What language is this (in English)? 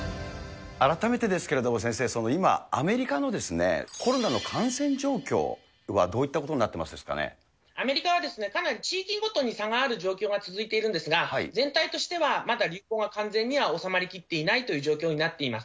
Japanese